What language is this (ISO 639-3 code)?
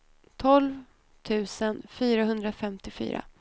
swe